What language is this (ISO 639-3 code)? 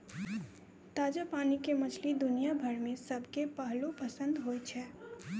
mai